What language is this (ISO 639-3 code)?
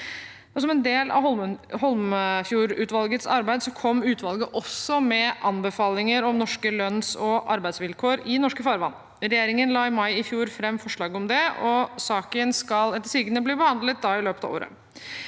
nor